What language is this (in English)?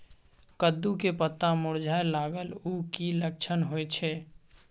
Maithili